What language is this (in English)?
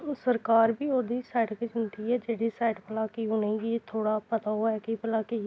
Dogri